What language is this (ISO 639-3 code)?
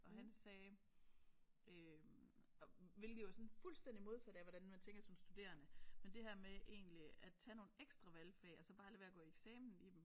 dan